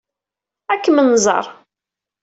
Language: Kabyle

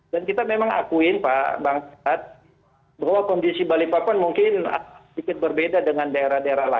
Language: Indonesian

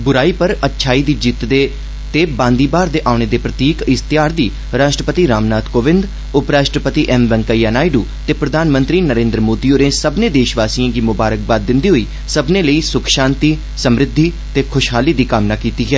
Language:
Dogri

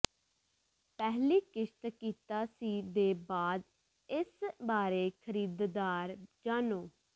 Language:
Punjabi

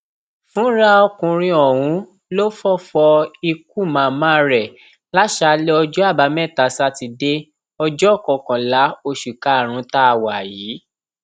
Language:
Yoruba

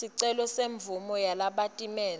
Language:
Swati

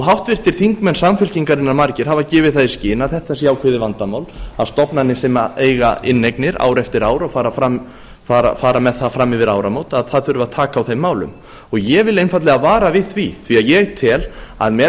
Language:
Icelandic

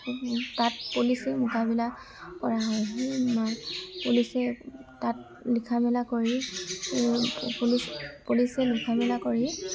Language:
Assamese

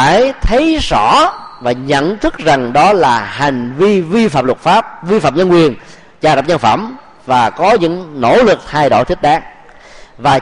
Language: Vietnamese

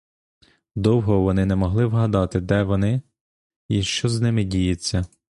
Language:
Ukrainian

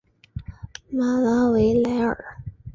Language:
Chinese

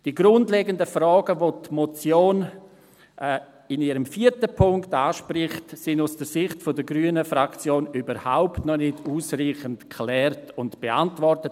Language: Swiss German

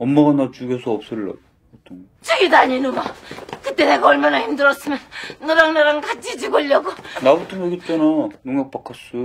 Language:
Korean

